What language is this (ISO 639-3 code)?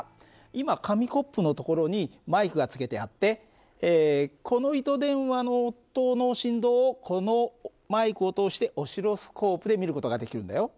jpn